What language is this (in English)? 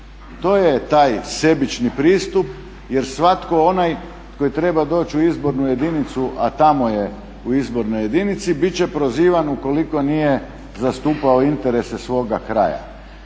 Croatian